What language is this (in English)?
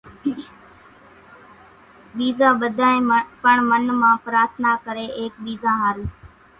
Kachi Koli